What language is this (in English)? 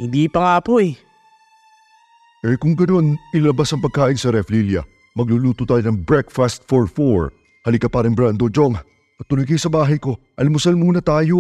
Filipino